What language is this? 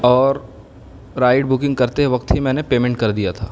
Urdu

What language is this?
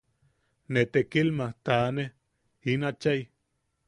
Yaqui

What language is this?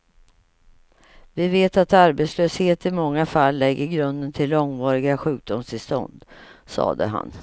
Swedish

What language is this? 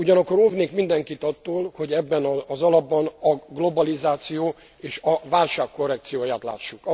Hungarian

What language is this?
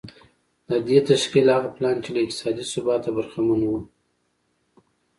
Pashto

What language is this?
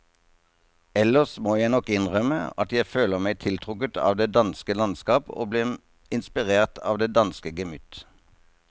Norwegian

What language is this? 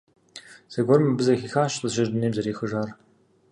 Kabardian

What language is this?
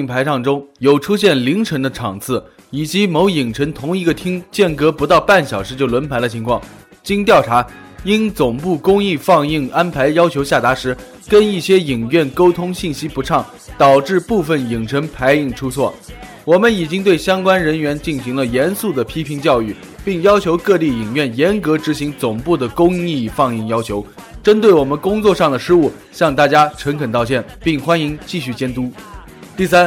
Chinese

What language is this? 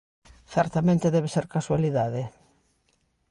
Galician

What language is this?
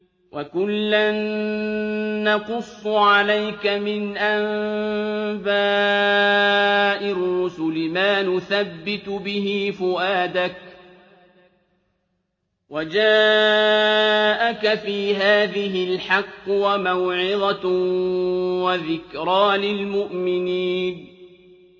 Arabic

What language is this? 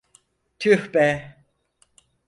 Turkish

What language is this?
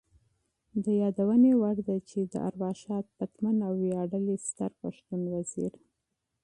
Pashto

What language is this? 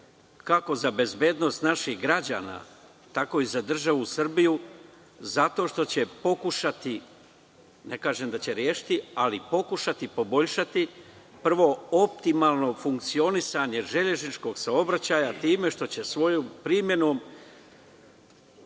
Serbian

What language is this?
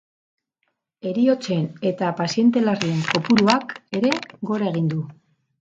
Basque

